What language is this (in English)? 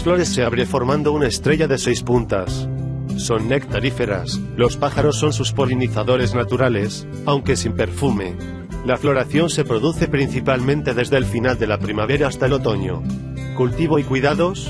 Spanish